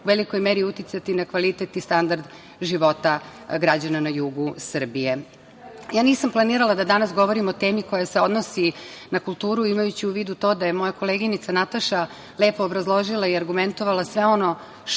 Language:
Serbian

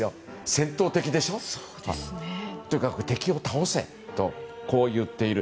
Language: Japanese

